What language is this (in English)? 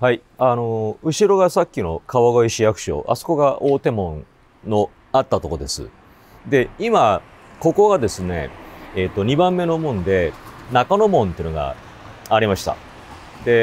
Japanese